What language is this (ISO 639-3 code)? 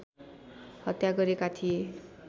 nep